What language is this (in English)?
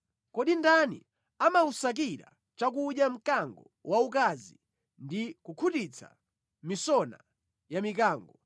Nyanja